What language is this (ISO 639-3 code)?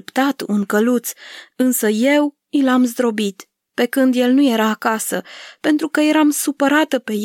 ron